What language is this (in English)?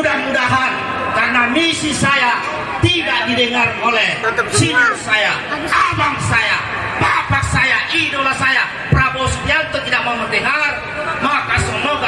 Indonesian